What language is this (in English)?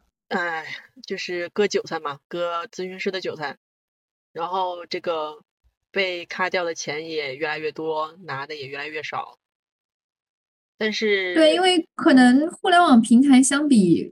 Chinese